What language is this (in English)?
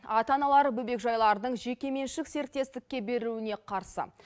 Kazakh